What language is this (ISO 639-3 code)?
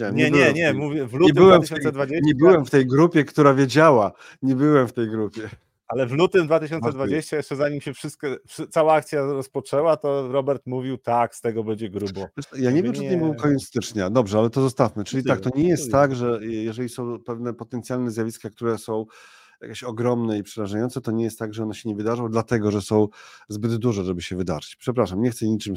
pol